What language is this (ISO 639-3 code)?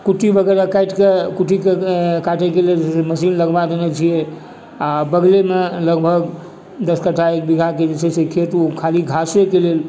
mai